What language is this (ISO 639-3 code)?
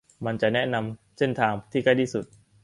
tha